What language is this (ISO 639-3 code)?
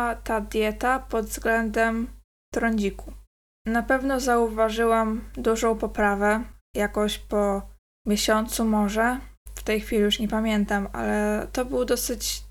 pol